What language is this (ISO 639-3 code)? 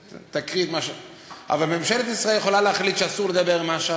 heb